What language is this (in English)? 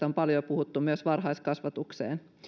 Finnish